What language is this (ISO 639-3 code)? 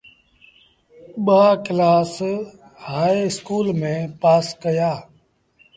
sbn